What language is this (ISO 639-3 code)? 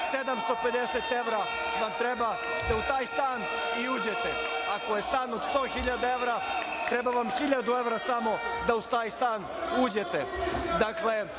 srp